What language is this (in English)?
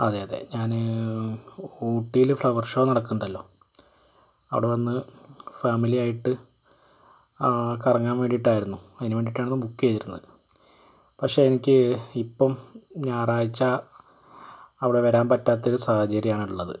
Malayalam